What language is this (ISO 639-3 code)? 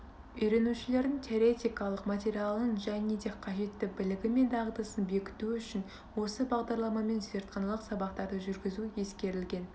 kaz